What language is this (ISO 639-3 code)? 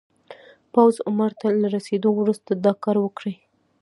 pus